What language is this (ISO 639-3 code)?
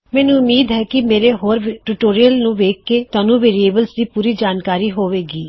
pan